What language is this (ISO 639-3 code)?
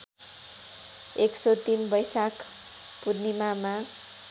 nep